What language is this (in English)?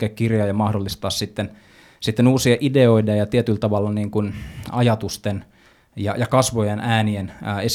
Finnish